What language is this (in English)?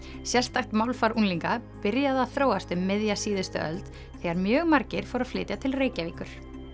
Icelandic